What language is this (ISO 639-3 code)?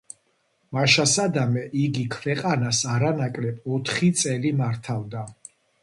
kat